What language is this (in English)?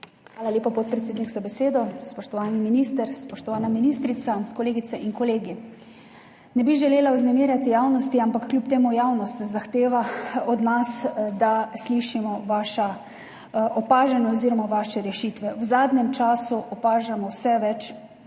Slovenian